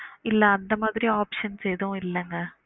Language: Tamil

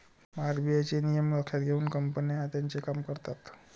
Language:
Marathi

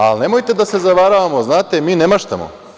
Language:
Serbian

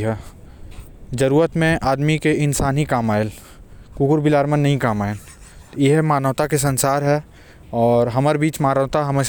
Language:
Korwa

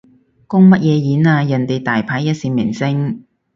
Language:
Cantonese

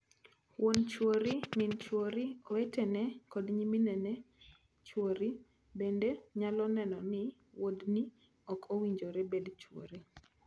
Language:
Luo (Kenya and Tanzania)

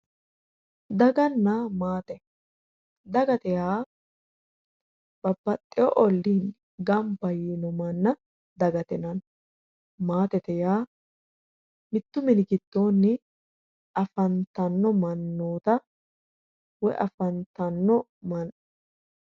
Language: Sidamo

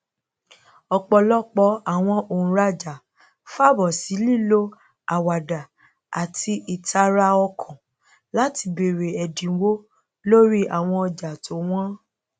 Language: Yoruba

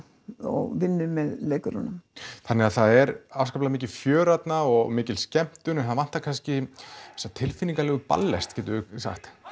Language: Icelandic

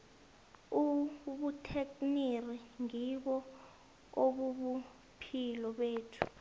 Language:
South Ndebele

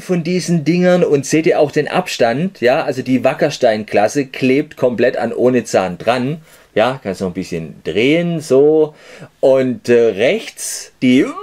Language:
German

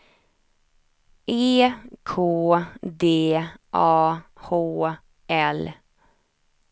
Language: Swedish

